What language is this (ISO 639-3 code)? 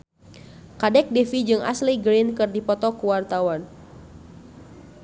sun